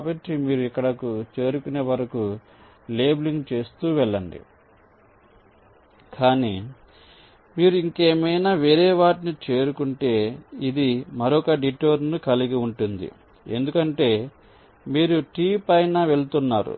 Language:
Telugu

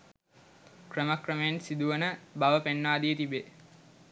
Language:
Sinhala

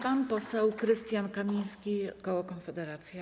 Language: Polish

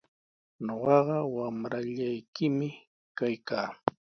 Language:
Sihuas Ancash Quechua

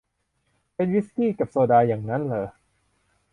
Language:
Thai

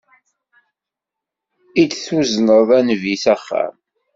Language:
Kabyle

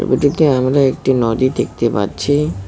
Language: Bangla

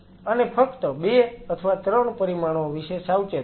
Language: Gujarati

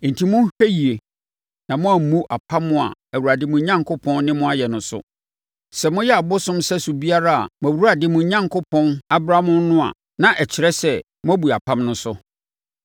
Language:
Akan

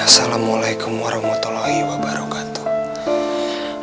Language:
Indonesian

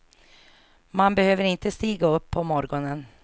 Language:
Swedish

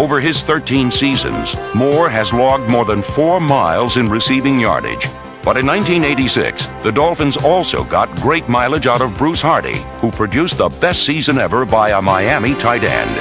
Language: English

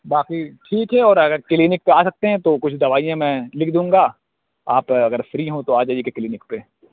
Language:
Urdu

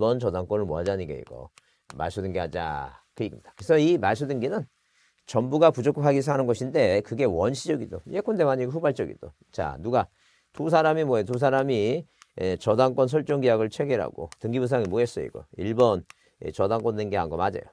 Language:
Korean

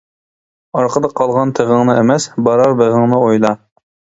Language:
Uyghur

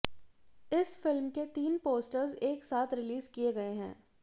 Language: Hindi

